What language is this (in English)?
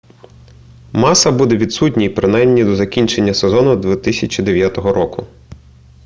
Ukrainian